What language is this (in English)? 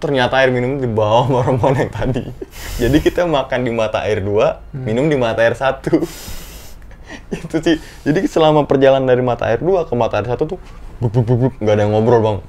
Indonesian